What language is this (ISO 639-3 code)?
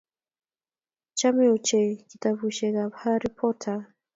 kln